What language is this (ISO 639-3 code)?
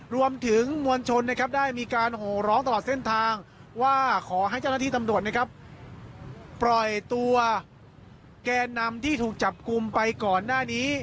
tha